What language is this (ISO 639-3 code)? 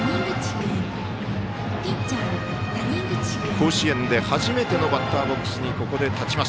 jpn